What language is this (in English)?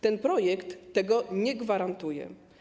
Polish